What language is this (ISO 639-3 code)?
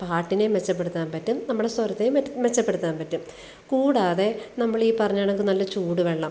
mal